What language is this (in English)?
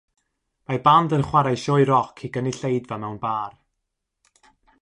Welsh